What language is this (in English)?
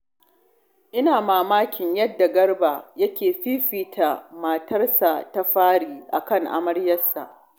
Hausa